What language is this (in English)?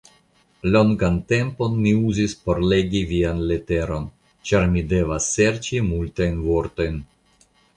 Esperanto